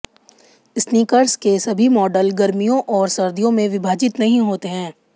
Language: Hindi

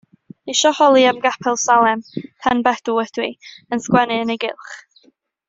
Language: Welsh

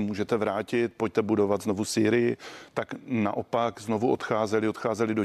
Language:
Czech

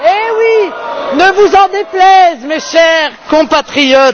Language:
French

